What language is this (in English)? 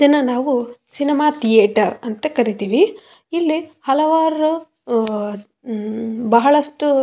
Kannada